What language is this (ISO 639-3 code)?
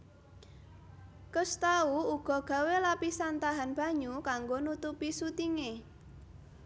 jav